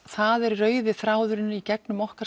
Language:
Icelandic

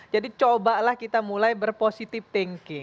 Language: Indonesian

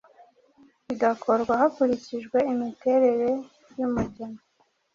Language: Kinyarwanda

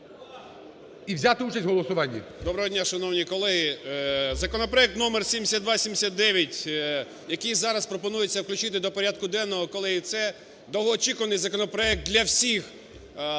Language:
Ukrainian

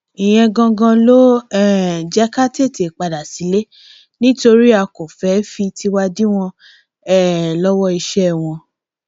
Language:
Yoruba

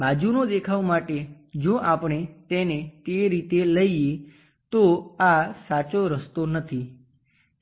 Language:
Gujarati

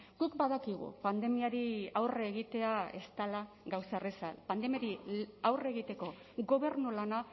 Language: Basque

